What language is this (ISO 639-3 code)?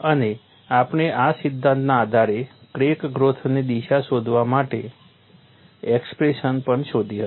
guj